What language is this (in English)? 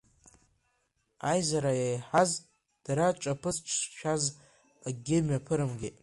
Abkhazian